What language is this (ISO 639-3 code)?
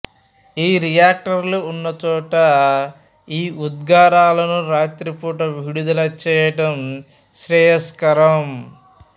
tel